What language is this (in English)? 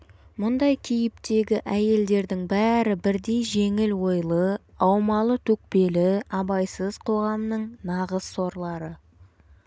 Kazakh